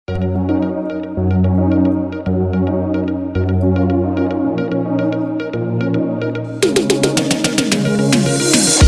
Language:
English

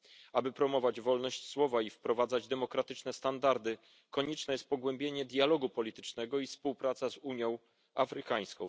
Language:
Polish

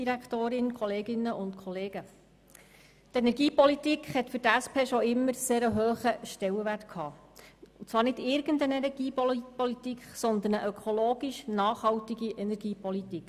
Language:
Swiss German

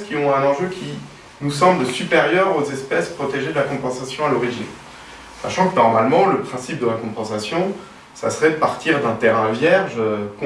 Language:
French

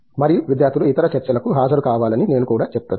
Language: Telugu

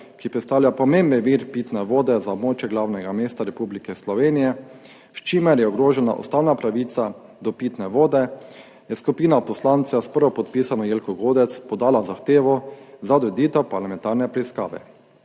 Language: Slovenian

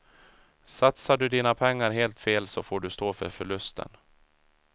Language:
Swedish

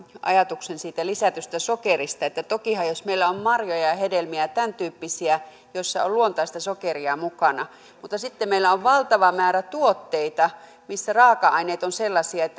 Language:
Finnish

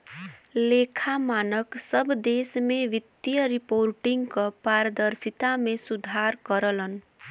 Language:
Bhojpuri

